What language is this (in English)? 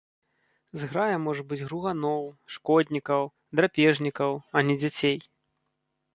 Belarusian